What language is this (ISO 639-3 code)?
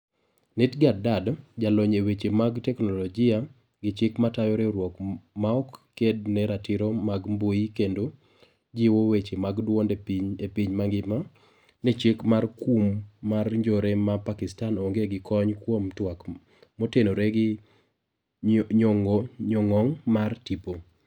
luo